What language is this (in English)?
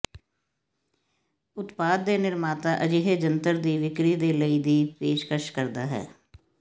Punjabi